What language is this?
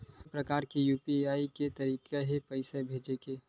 Chhattisgarhi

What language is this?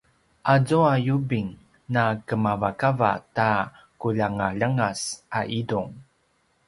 Paiwan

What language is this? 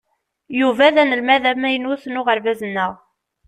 Kabyle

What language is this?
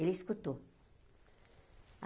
Portuguese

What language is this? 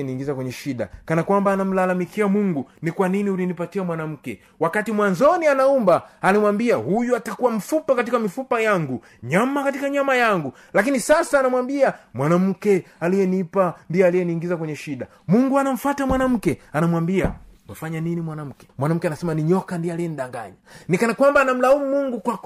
Swahili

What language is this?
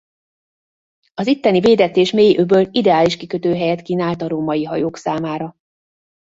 Hungarian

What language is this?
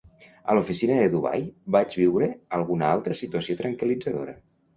Catalan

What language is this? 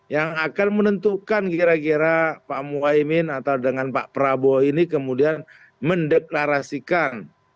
Indonesian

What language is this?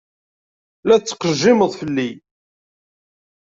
Kabyle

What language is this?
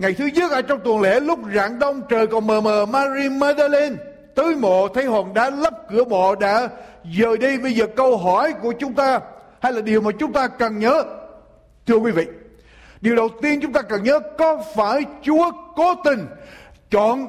Vietnamese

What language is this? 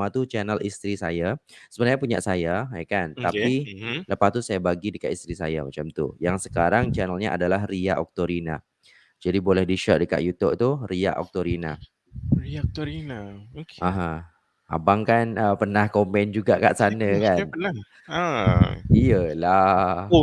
Malay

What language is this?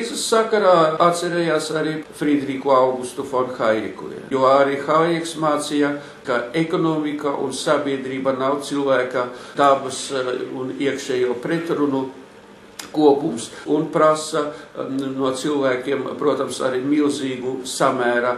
Latvian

